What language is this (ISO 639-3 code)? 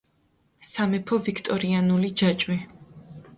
kat